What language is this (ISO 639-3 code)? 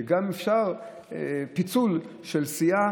heb